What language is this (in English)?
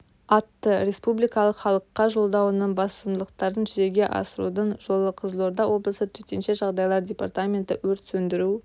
Kazakh